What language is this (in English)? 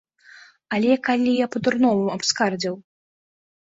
Belarusian